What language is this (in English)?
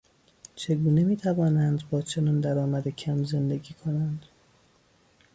Persian